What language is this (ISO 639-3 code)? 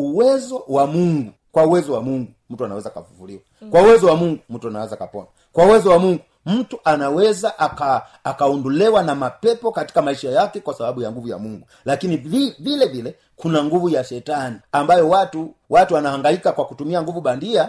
swa